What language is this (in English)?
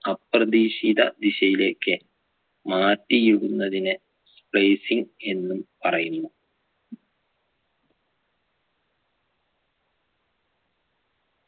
Malayalam